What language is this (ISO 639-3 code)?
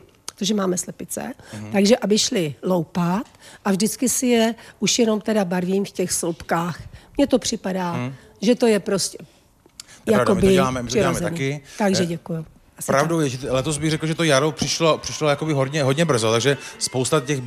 ces